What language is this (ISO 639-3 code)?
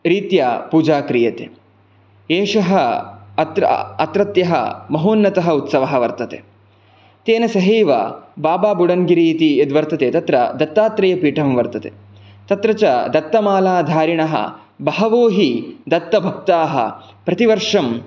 san